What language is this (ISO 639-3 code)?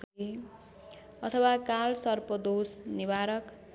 nep